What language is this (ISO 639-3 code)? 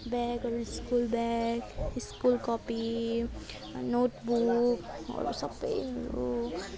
nep